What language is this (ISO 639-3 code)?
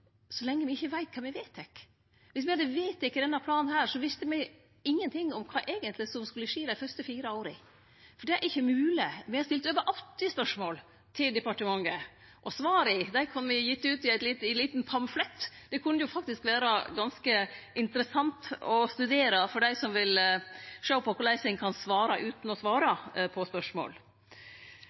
nno